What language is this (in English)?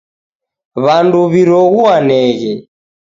Taita